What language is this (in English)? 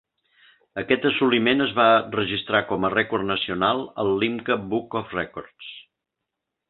Catalan